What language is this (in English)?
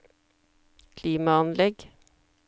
Norwegian